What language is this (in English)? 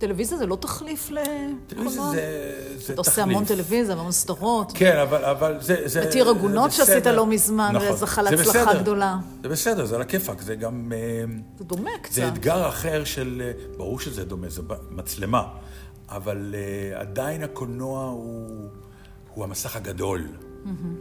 Hebrew